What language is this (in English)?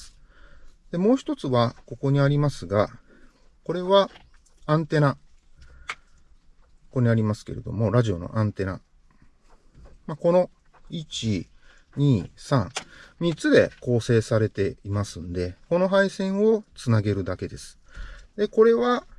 Japanese